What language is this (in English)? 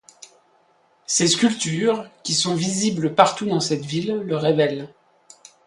French